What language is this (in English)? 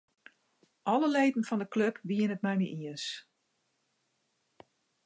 Western Frisian